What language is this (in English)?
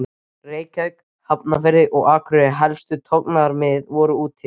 Icelandic